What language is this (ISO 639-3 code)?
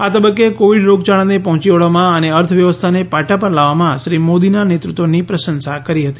guj